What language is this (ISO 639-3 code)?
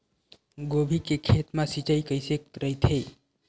hne